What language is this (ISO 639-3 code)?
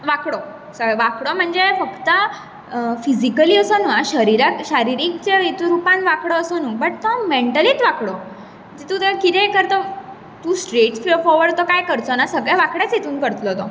kok